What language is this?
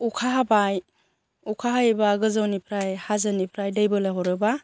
Bodo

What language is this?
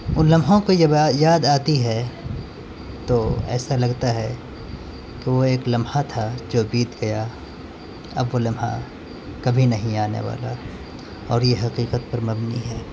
Urdu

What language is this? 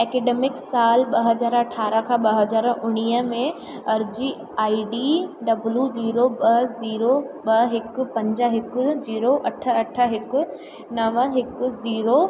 Sindhi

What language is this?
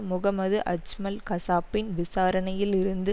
Tamil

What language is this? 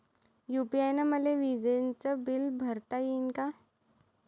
Marathi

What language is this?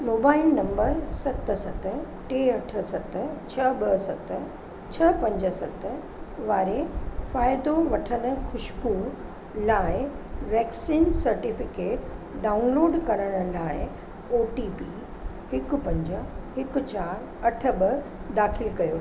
Sindhi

